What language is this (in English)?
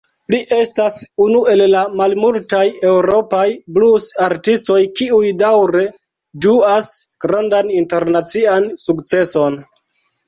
Esperanto